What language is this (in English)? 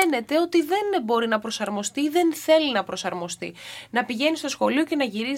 Greek